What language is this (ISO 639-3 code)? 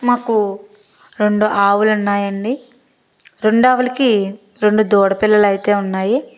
tel